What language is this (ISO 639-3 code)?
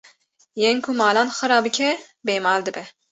kur